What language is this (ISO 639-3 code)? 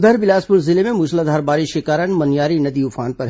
hin